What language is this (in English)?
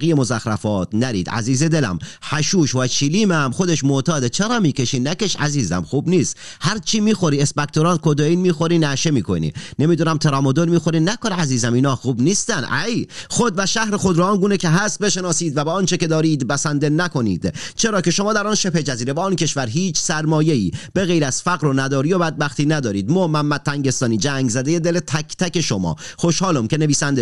Persian